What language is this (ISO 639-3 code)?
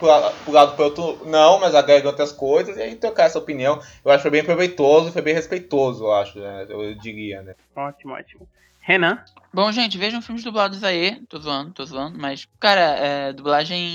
por